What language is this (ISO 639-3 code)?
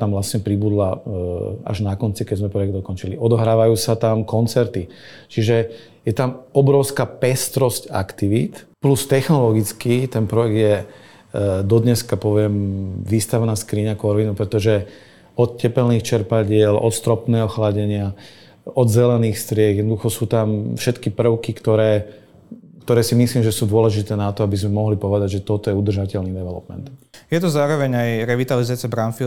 slk